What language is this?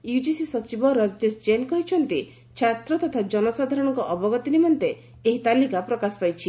Odia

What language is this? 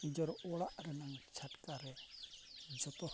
Santali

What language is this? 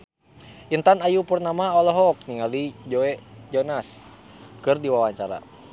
Sundanese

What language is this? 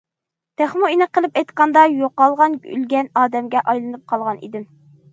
Uyghur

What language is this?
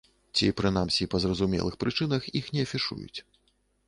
Belarusian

